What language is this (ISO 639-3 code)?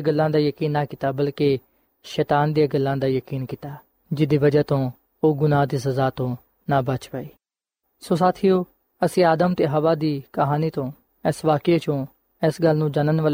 pan